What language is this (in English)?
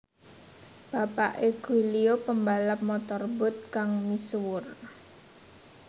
Javanese